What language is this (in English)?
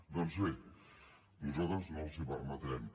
Catalan